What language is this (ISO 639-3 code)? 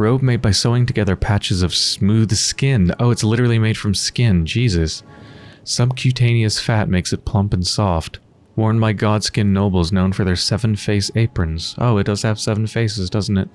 eng